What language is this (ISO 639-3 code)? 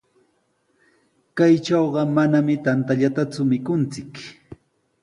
qws